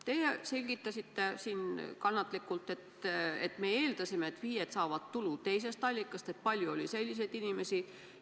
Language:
Estonian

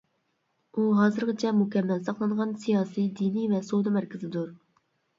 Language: Uyghur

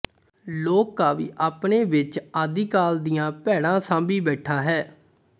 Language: Punjabi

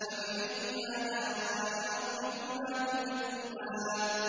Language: Arabic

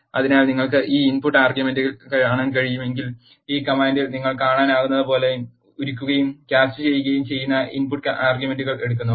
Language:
Malayalam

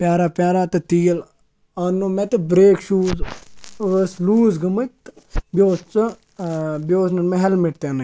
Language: Kashmiri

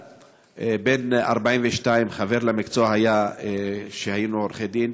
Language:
Hebrew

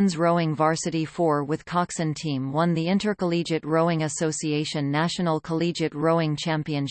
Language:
English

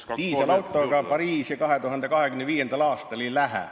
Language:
Estonian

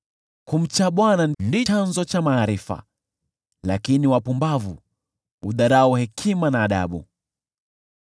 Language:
Swahili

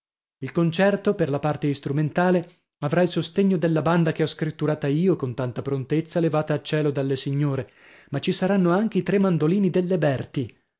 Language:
Italian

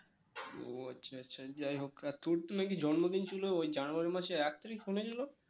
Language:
Bangla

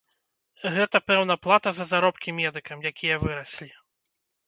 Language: Belarusian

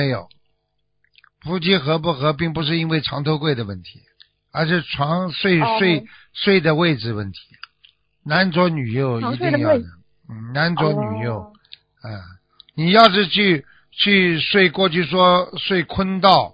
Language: Chinese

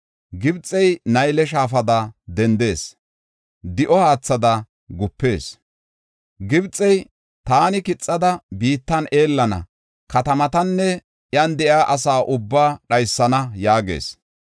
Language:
Gofa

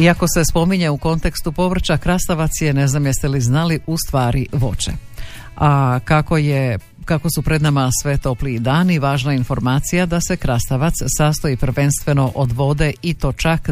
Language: Croatian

